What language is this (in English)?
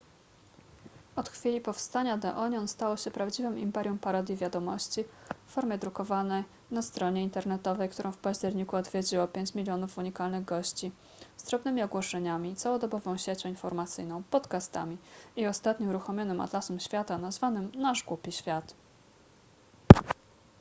Polish